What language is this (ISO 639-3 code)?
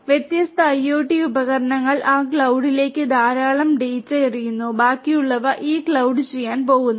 mal